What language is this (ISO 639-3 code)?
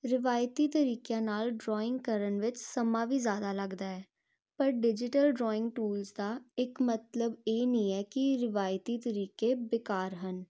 pan